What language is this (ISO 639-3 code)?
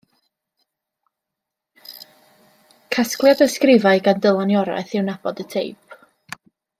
cym